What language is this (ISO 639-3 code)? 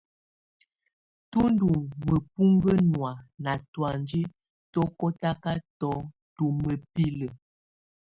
tvu